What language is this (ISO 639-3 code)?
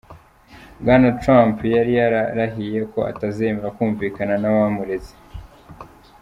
kin